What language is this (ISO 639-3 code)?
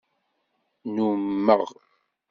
kab